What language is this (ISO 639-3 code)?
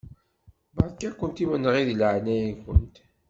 kab